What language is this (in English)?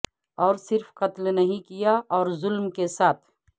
Urdu